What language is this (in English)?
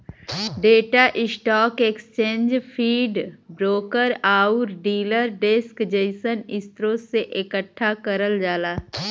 Bhojpuri